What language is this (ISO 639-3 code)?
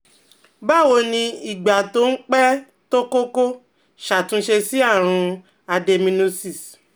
yor